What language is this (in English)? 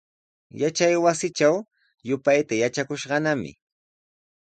Sihuas Ancash Quechua